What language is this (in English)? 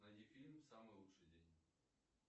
Russian